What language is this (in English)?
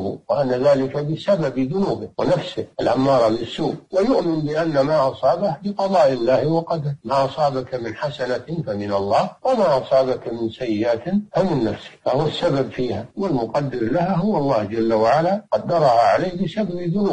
Arabic